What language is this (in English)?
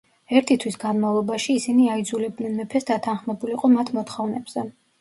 Georgian